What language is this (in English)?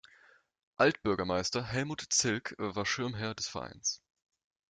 German